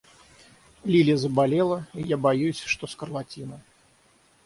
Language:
Russian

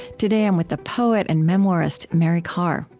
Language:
English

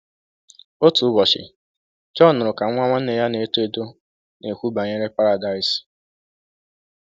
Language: Igbo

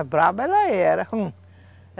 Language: Portuguese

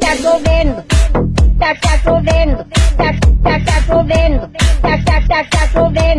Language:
Portuguese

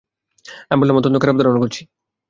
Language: Bangla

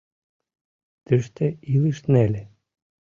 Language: Mari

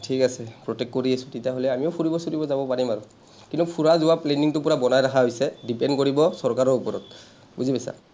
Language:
Assamese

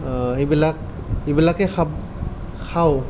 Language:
Assamese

